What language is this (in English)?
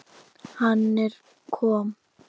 Icelandic